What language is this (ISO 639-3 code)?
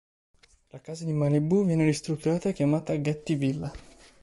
ita